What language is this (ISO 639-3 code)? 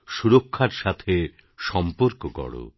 ben